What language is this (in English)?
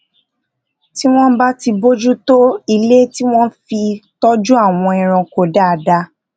Yoruba